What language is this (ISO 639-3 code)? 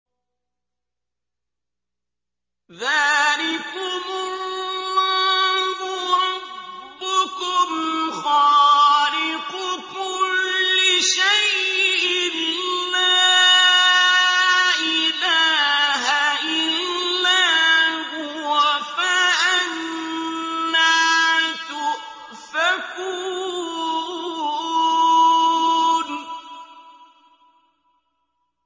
ara